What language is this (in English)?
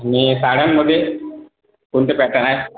Marathi